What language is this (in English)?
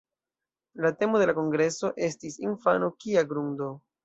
Esperanto